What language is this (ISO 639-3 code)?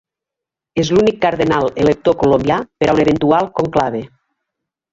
cat